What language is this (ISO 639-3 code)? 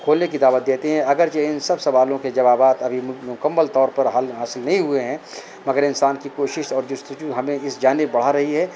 urd